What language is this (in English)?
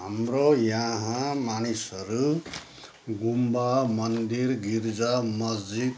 Nepali